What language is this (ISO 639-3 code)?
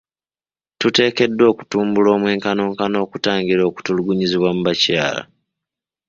lug